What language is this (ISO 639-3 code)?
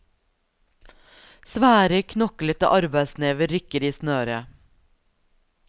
nor